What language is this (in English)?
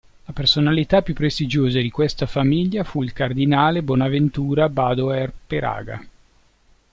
Italian